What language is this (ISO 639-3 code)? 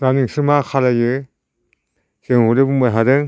brx